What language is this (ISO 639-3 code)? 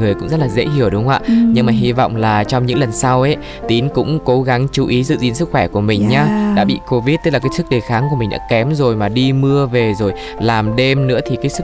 vie